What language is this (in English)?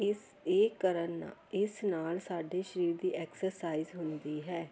Punjabi